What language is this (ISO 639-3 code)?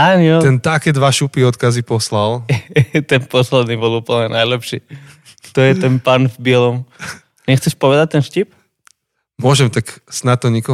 slk